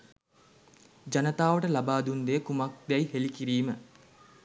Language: Sinhala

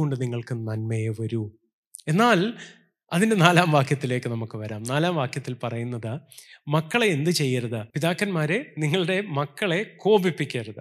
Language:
Malayalam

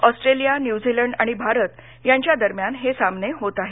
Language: Marathi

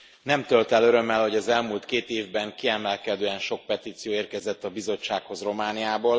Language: Hungarian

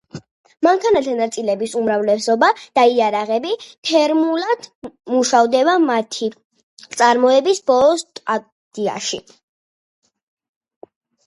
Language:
Georgian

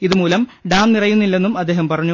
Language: Malayalam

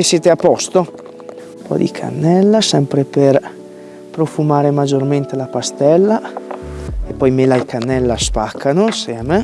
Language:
Italian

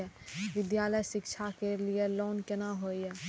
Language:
Maithili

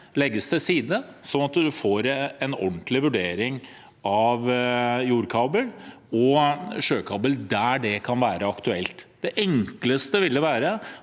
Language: Norwegian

